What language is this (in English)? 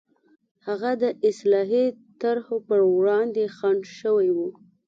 Pashto